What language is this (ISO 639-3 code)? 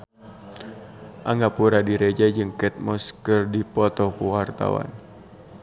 sun